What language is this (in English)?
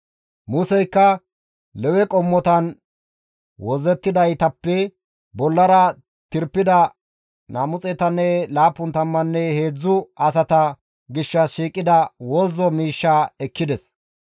Gamo